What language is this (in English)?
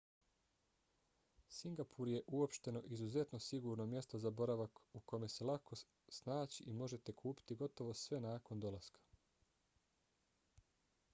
Bosnian